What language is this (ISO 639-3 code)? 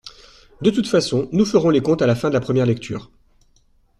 fra